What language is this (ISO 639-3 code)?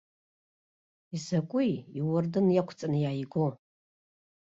abk